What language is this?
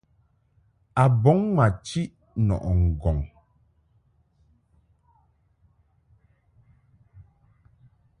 Mungaka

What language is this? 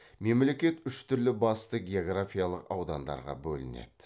Kazakh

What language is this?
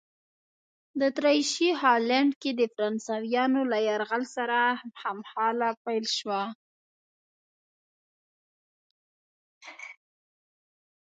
Pashto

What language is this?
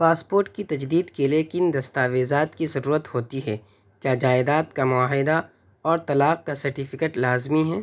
Urdu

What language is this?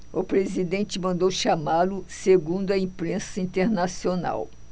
Portuguese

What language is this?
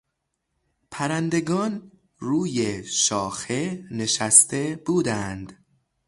Persian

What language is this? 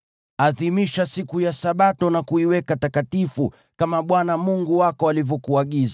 Swahili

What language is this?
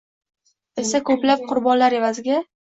Uzbek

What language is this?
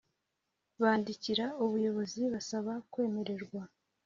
Kinyarwanda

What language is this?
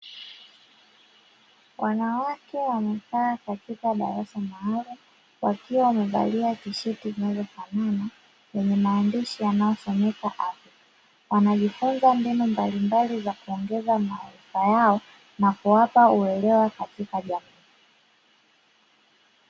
Swahili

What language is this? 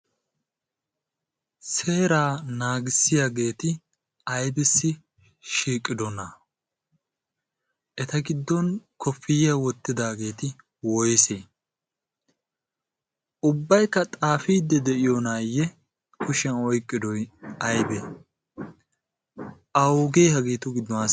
Wolaytta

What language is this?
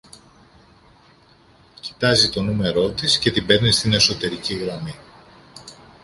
Greek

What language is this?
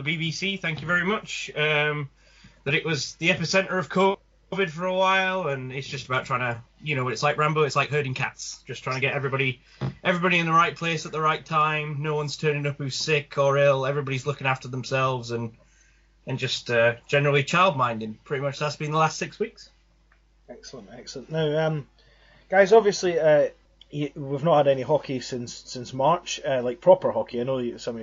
English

